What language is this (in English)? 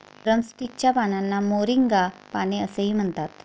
Marathi